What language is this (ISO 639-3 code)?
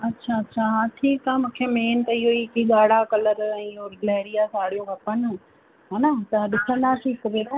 snd